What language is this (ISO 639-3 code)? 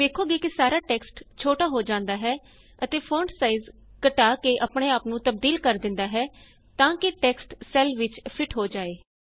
pan